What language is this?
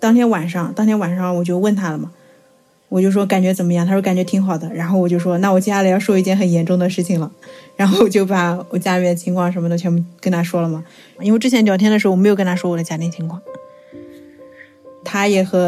Chinese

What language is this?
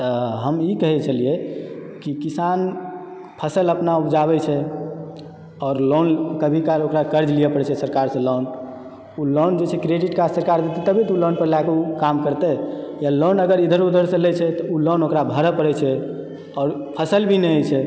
Maithili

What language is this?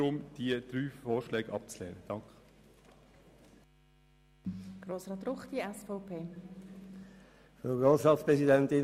Swiss German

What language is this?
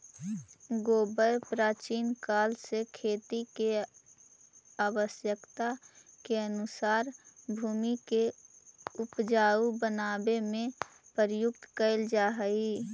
Magahi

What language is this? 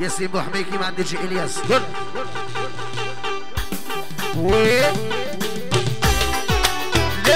Arabic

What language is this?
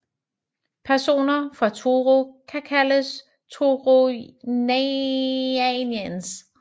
Danish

